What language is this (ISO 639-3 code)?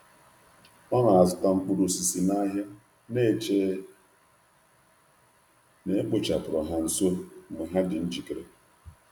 ibo